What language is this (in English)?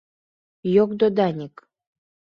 Mari